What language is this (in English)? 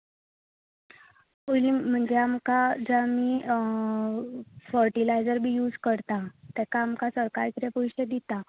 Konkani